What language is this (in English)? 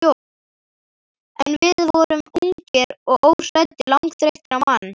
Icelandic